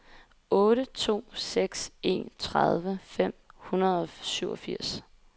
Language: Danish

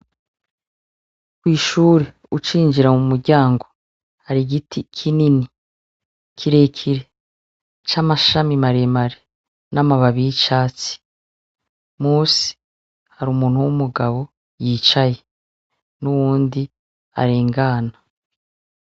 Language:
Rundi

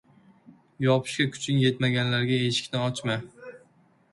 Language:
Uzbek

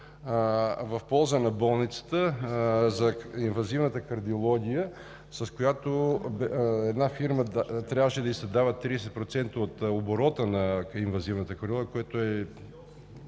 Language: Bulgarian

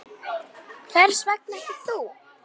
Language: Icelandic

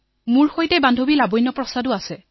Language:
Assamese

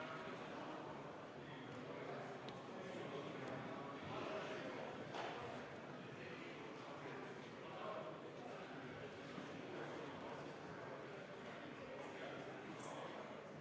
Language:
Estonian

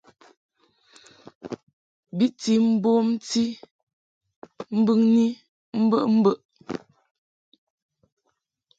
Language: Mungaka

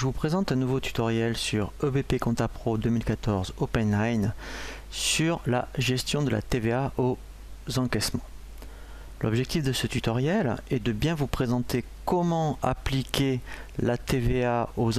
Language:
French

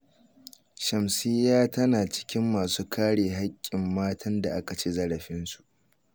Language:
Hausa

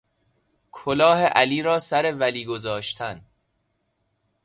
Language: Persian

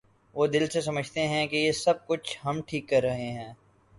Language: Urdu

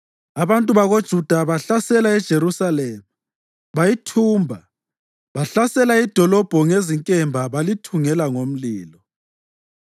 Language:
North Ndebele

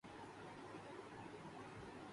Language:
Urdu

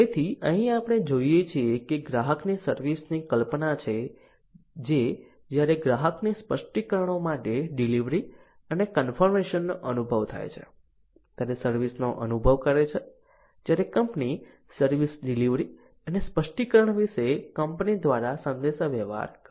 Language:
Gujarati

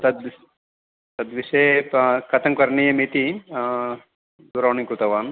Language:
Sanskrit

